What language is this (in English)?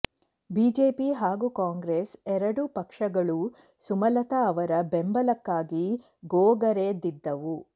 Kannada